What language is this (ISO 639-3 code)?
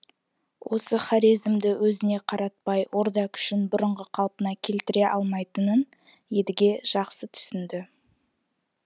kaz